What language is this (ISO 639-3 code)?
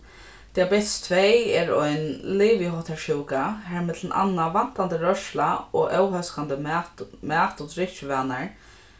fao